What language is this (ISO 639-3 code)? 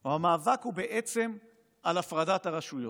heb